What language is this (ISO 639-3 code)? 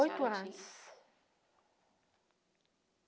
por